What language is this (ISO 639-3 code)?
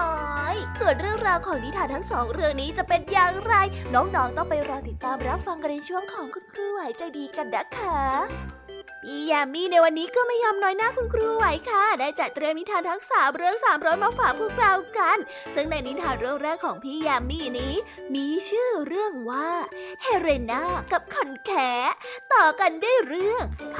tha